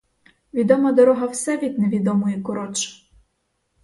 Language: Ukrainian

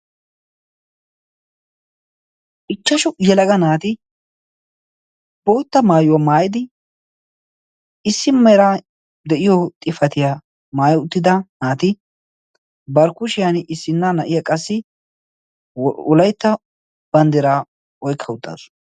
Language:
Wolaytta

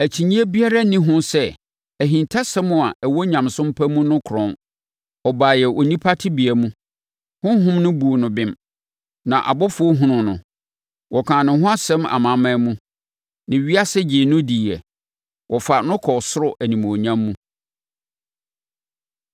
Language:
Akan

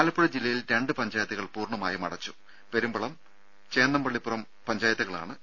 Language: Malayalam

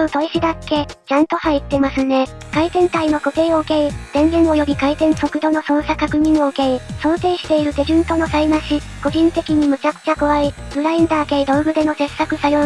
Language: Japanese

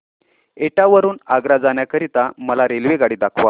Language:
Marathi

